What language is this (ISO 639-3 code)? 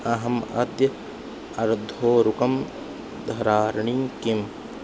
san